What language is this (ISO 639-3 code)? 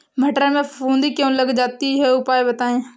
hin